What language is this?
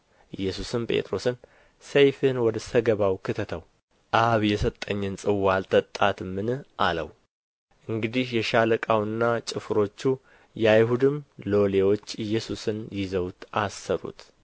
Amharic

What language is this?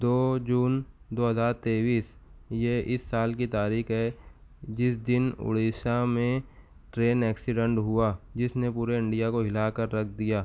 Urdu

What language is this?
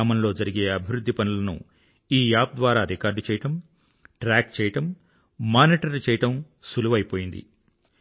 Telugu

